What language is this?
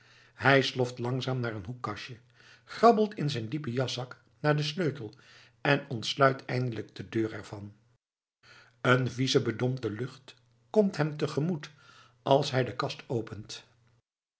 Dutch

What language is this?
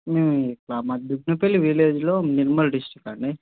Telugu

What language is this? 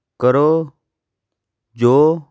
Punjabi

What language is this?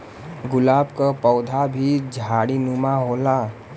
Bhojpuri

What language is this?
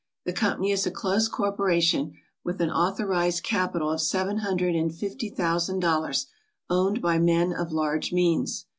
English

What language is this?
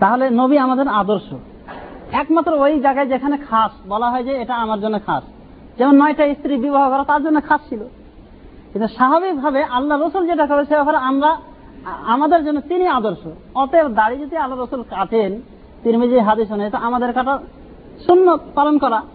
Bangla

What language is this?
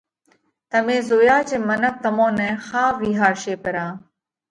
Parkari Koli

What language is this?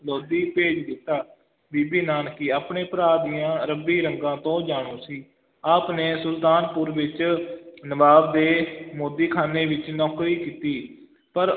Punjabi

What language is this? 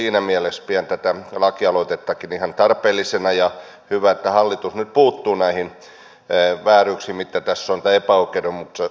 Finnish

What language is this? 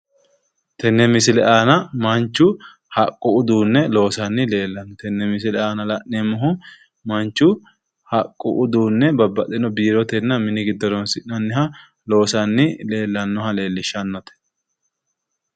Sidamo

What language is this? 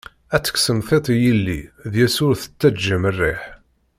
Kabyle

